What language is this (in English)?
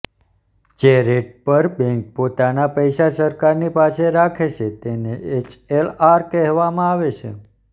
Gujarati